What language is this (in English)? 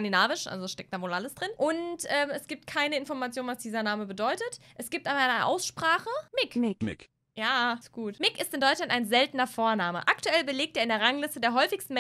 German